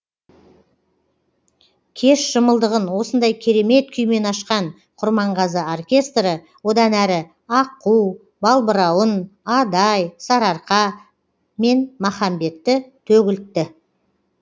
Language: Kazakh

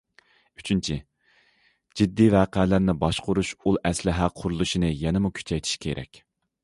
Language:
Uyghur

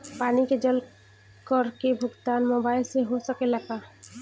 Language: Bhojpuri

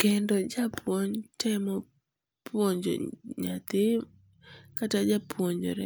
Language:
Luo (Kenya and Tanzania)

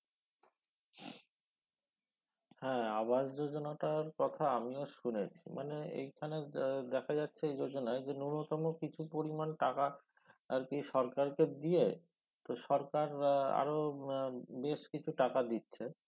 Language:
Bangla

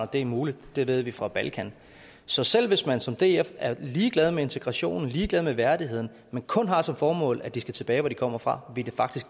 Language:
Danish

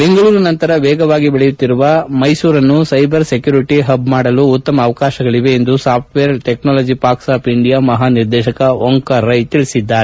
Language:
Kannada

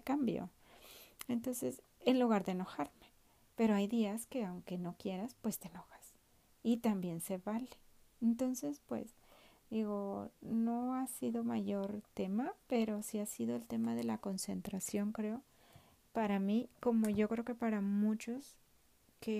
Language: Spanish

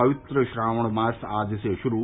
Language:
Hindi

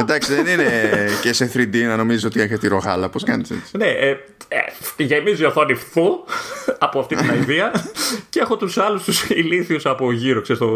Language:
Greek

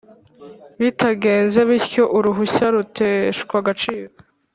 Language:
Kinyarwanda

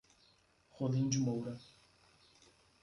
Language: Portuguese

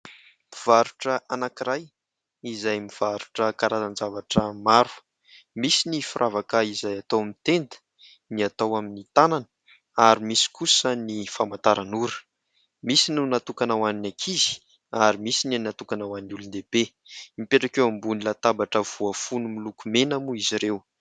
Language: Malagasy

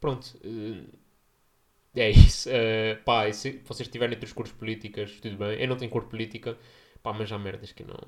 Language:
Portuguese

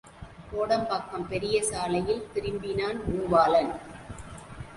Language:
Tamil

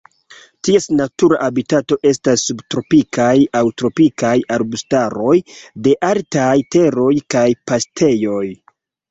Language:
Esperanto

